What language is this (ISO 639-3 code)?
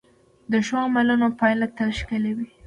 pus